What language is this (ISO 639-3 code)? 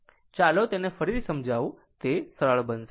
guj